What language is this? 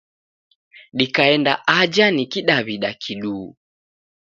Taita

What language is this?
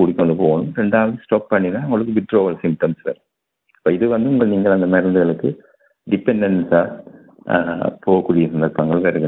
Tamil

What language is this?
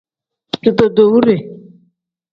Tem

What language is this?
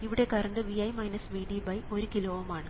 Malayalam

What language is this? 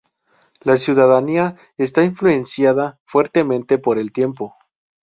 Spanish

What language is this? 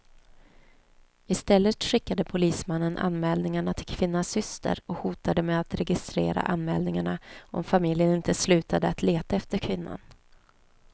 Swedish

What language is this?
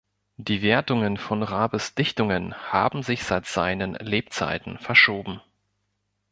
German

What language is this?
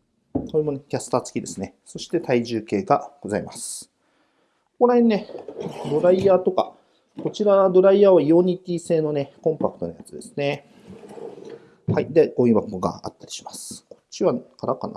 Japanese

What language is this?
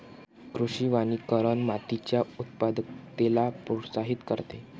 Marathi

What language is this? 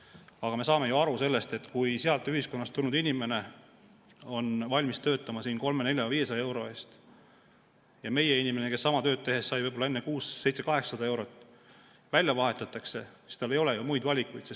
Estonian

